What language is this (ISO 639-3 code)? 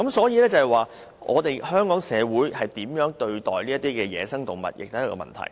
yue